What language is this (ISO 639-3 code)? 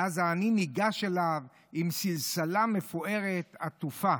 heb